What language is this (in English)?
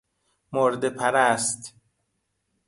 Persian